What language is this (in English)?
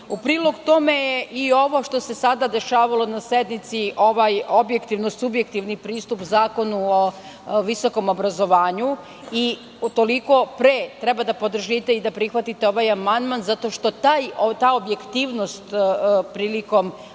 Serbian